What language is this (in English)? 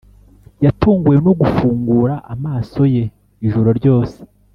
Kinyarwanda